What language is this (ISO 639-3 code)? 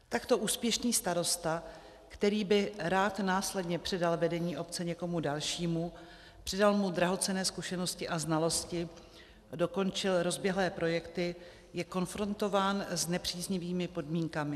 ces